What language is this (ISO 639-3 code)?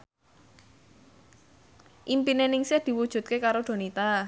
jav